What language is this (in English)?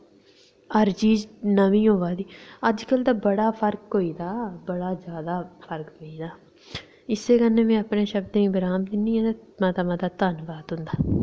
Dogri